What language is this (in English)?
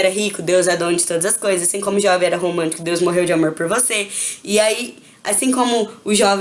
Portuguese